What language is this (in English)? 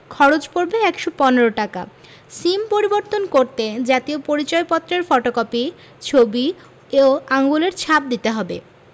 Bangla